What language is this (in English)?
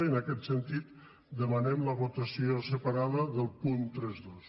Catalan